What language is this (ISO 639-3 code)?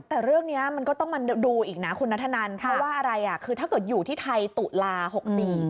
tha